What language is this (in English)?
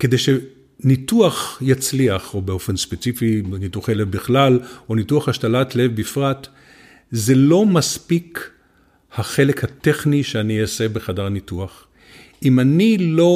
Hebrew